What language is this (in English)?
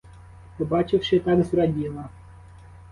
Ukrainian